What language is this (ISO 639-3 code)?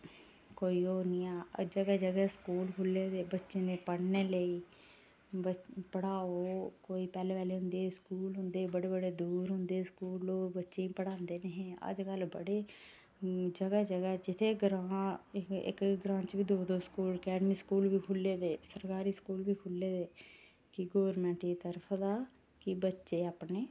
doi